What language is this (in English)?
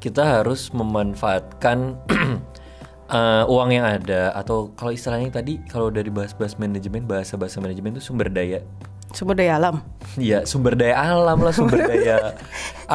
Indonesian